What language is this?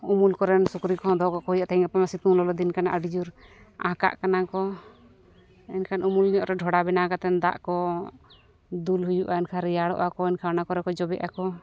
Santali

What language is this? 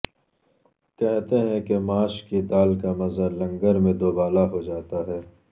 Urdu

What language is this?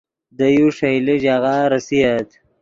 Yidgha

